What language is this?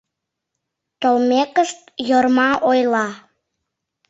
Mari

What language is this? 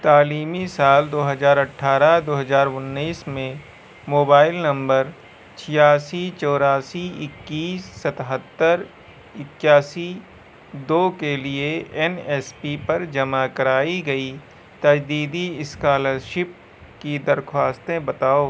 Urdu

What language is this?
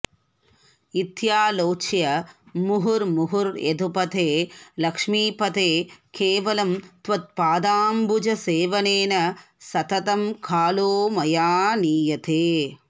Sanskrit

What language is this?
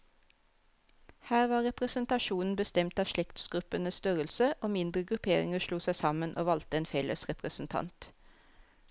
Norwegian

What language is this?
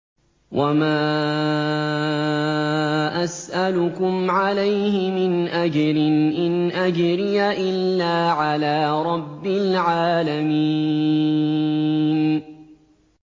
Arabic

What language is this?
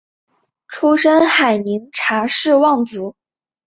Chinese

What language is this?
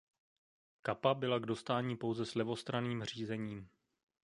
Czech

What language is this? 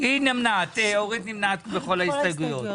Hebrew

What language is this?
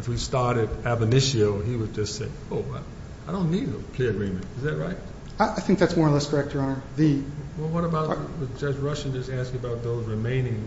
English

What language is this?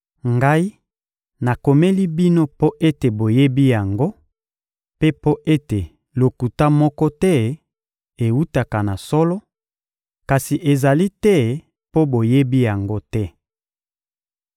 Lingala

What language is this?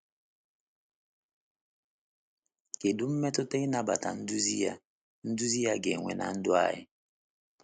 Igbo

